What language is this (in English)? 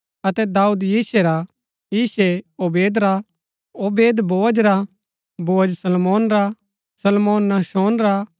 Gaddi